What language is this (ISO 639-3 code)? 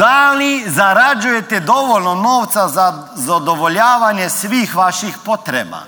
hrv